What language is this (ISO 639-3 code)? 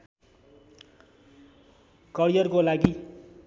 nep